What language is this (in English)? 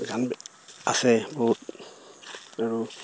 Assamese